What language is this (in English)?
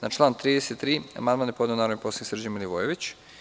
Serbian